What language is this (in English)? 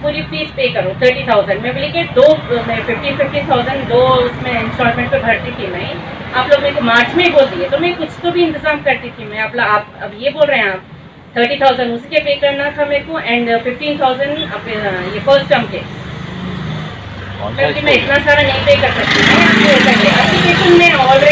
Hindi